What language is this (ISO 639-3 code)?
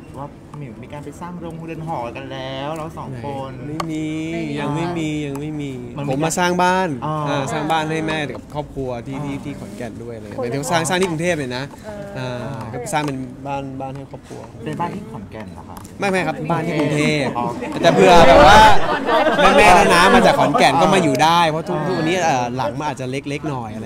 tha